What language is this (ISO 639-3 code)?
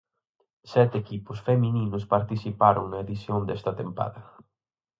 glg